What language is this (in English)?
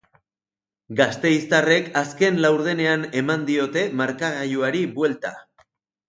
Basque